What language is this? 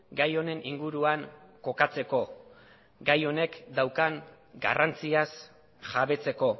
Basque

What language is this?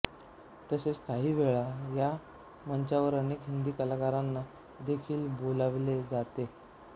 Marathi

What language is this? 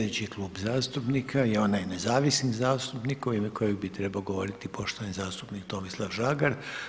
Croatian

